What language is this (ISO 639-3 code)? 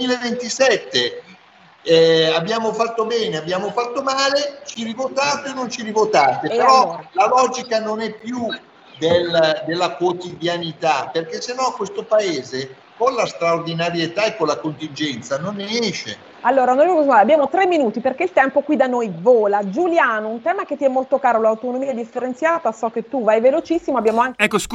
ita